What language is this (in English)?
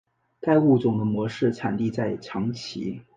Chinese